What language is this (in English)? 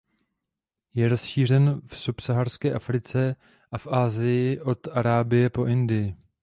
Czech